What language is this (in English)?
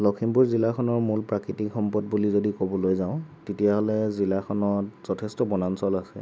Assamese